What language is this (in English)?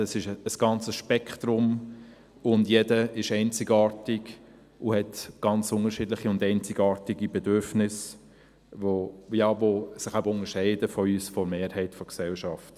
Swiss German